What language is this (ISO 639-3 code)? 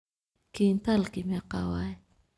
som